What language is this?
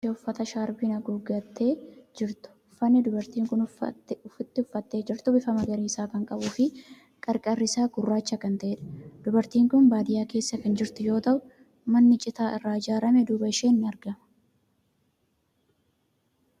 Oromo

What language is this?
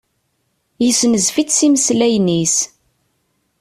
Kabyle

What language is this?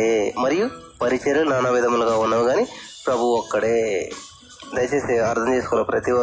Telugu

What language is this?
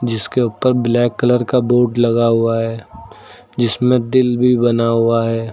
Hindi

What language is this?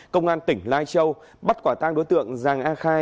Vietnamese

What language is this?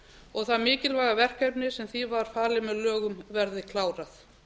Icelandic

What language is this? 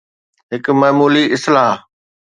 Sindhi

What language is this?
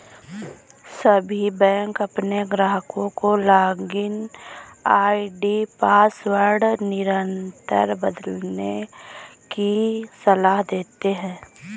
Hindi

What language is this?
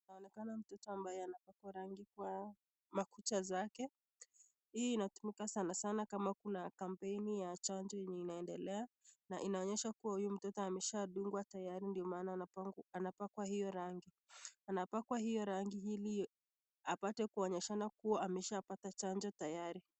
Swahili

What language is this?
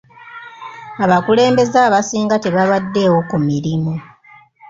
Ganda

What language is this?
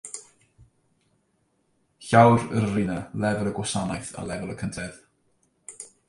Welsh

